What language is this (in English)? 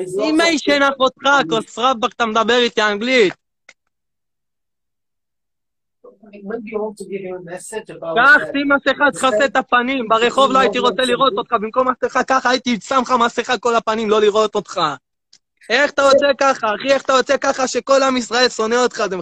Hebrew